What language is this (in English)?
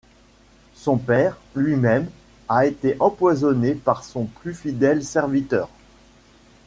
French